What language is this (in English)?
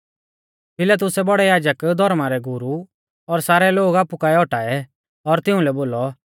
Mahasu Pahari